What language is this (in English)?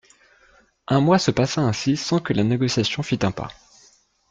French